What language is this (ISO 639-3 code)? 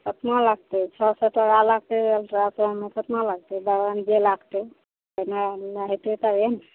mai